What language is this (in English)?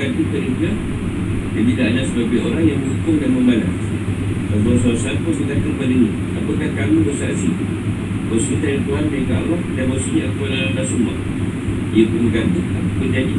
Malay